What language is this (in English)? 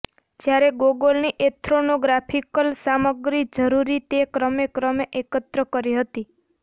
Gujarati